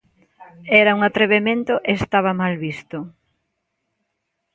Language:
Galician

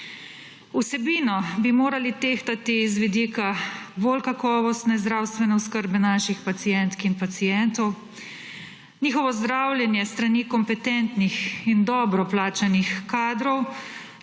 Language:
Slovenian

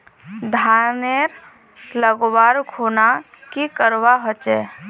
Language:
Magahi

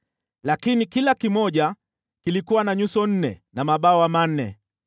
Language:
Swahili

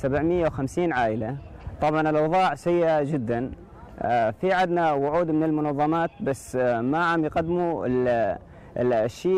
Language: Arabic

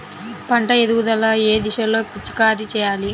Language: Telugu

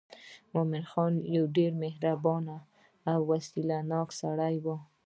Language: Pashto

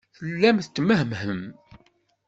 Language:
Kabyle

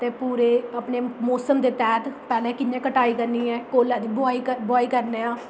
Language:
Dogri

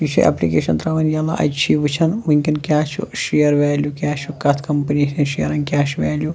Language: Kashmiri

